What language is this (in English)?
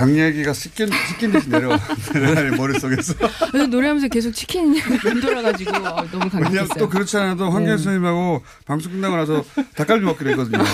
Korean